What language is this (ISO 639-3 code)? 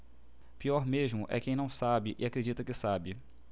por